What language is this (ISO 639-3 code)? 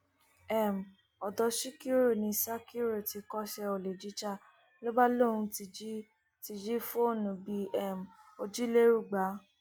yor